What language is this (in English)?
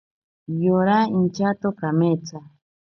Ashéninka Perené